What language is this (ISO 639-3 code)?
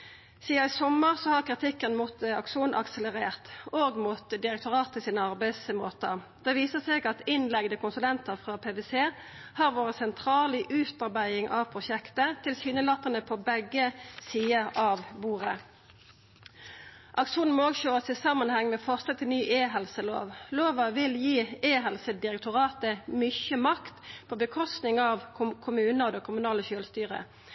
nno